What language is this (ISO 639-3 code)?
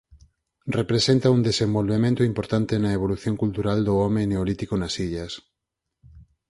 glg